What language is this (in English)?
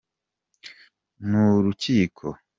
Kinyarwanda